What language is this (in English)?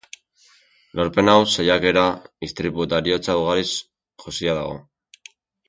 Basque